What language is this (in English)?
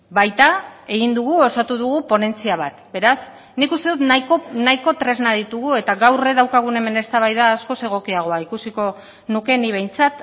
Basque